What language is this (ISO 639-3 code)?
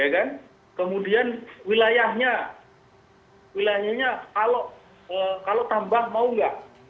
ind